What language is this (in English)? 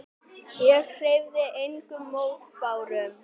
Icelandic